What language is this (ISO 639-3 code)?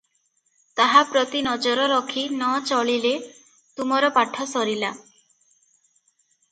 ori